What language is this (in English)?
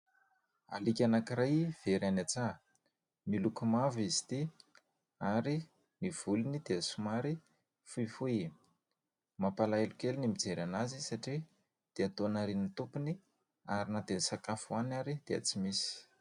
Malagasy